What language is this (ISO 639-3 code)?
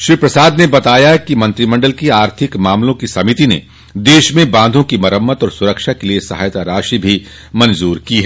hin